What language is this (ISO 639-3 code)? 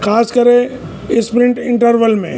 snd